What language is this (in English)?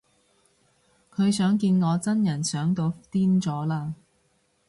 Cantonese